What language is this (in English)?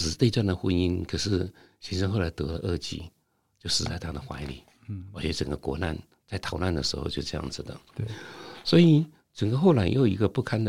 Chinese